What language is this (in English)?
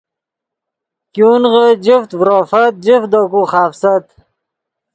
Yidgha